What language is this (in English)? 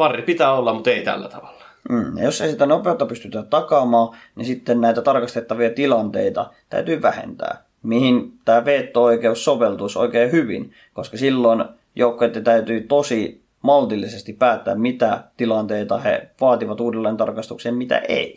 Finnish